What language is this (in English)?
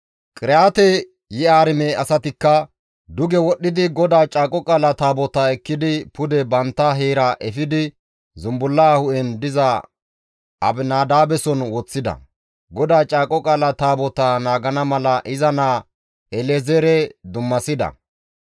Gamo